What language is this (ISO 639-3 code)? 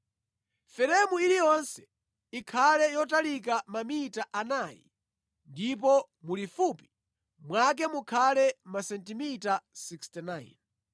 nya